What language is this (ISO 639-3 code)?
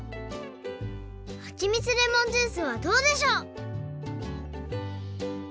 jpn